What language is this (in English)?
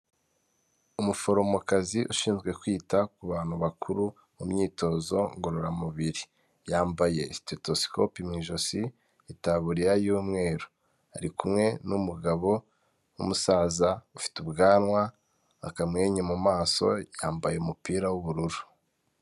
Kinyarwanda